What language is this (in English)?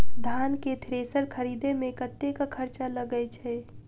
Maithili